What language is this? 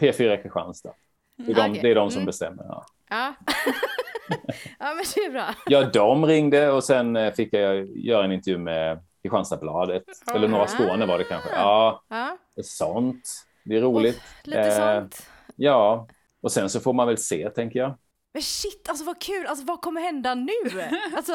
Swedish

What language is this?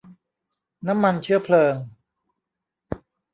Thai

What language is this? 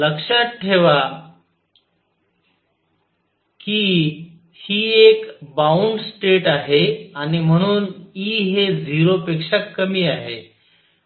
Marathi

